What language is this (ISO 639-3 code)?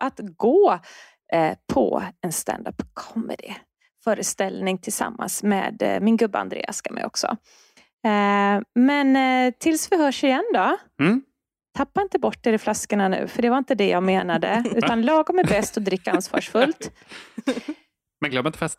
swe